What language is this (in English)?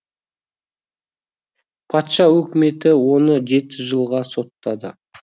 Kazakh